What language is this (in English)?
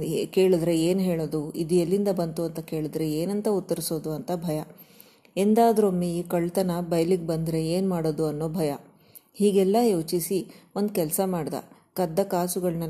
Kannada